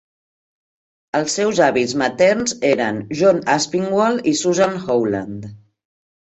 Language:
Catalan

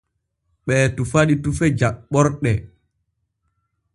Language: Borgu Fulfulde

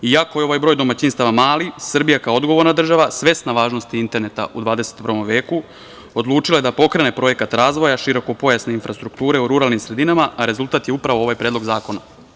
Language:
Serbian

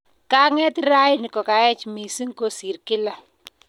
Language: Kalenjin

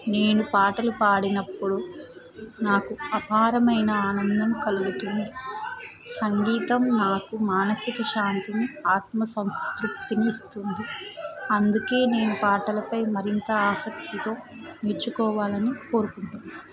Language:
Telugu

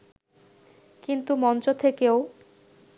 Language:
Bangla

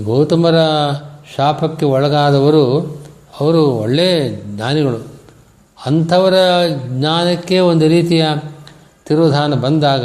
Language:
Kannada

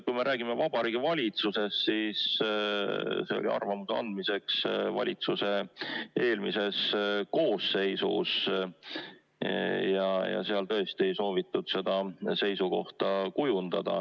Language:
Estonian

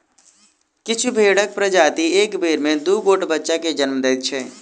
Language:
Maithili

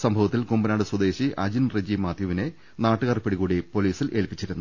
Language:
Malayalam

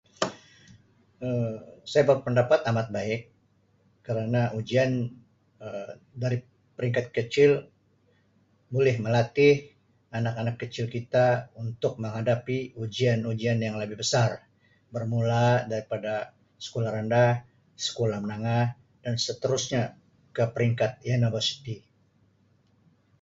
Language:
Sabah Malay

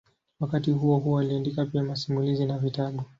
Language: Swahili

